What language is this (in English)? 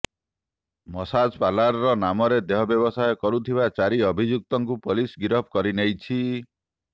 Odia